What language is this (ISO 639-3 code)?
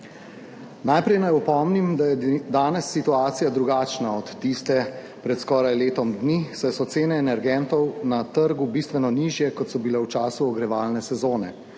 slv